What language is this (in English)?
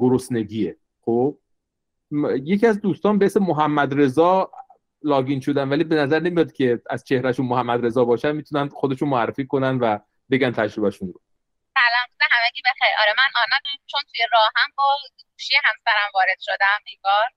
Persian